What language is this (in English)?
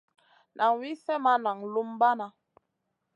Masana